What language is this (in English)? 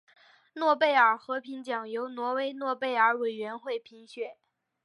Chinese